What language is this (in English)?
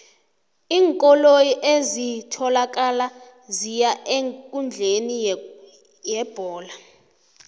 South Ndebele